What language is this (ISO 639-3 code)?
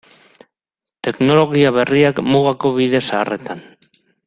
eus